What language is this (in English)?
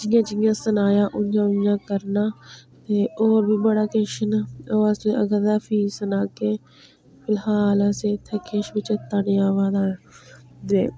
Dogri